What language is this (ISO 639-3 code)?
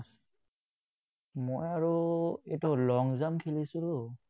asm